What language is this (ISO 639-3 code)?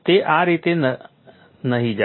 guj